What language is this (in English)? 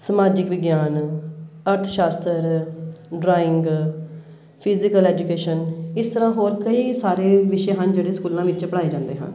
Punjabi